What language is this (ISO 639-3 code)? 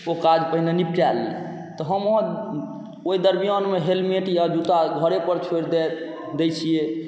mai